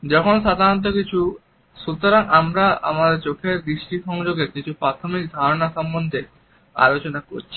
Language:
Bangla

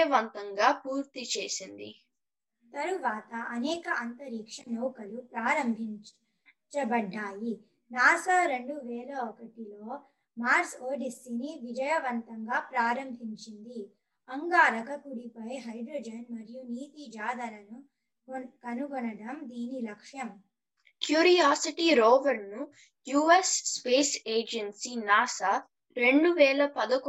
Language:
Telugu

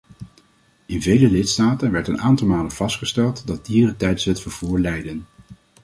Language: Dutch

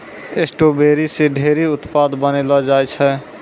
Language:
Maithili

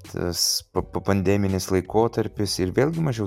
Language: Lithuanian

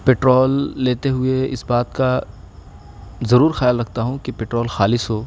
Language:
Urdu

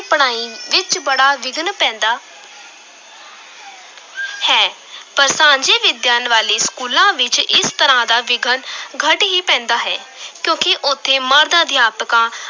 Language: Punjabi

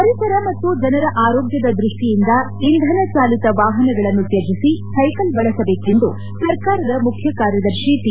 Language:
Kannada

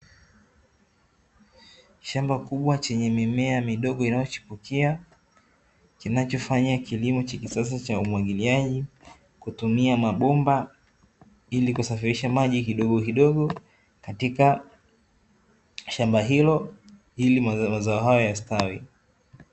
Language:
Swahili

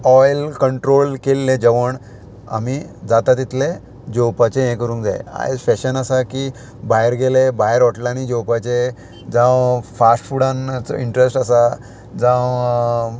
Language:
Konkani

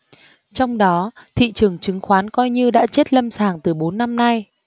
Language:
Vietnamese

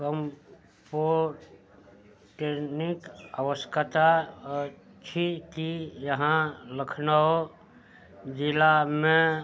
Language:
Maithili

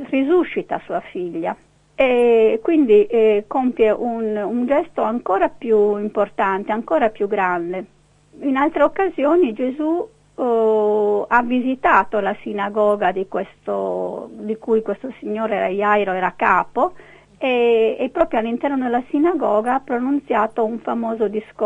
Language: Italian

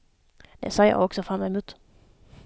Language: Swedish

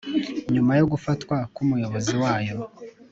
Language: Kinyarwanda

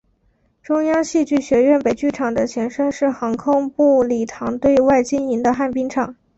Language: Chinese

